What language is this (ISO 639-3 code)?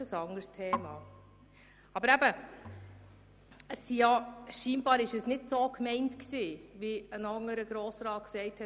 gsw